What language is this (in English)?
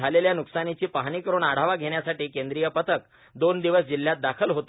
Marathi